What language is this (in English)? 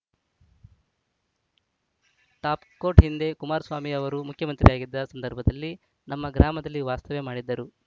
Kannada